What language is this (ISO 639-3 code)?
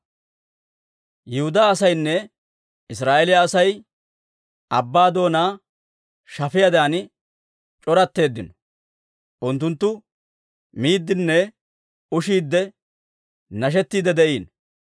dwr